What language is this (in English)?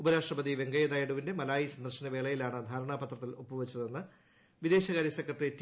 Malayalam